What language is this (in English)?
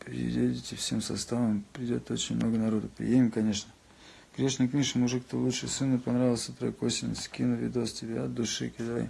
Russian